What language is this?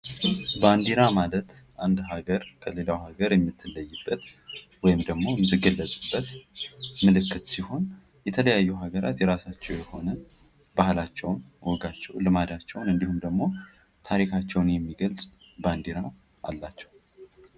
Amharic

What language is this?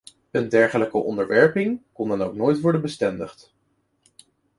Dutch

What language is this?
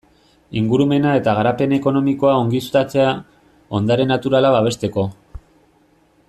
Basque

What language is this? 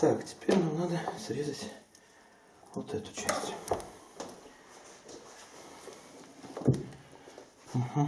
Russian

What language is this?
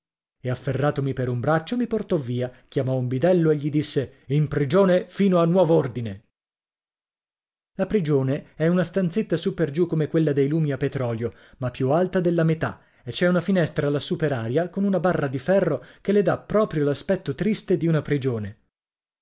Italian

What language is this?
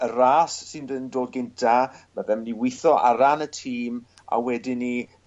Welsh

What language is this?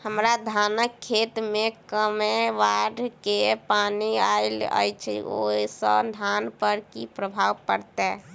Maithili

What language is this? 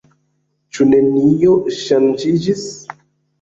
Esperanto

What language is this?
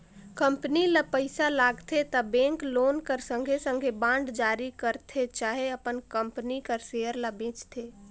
Chhattisgarhi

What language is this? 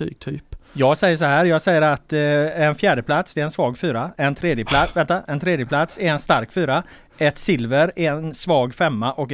Swedish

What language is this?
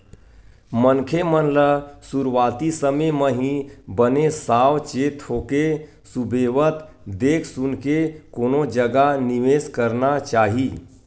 Chhattisgarhi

